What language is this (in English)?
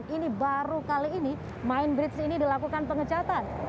Indonesian